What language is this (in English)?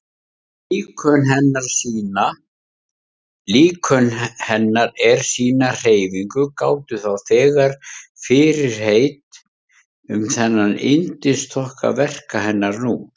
Icelandic